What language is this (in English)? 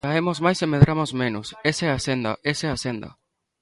Galician